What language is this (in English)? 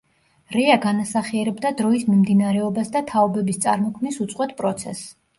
Georgian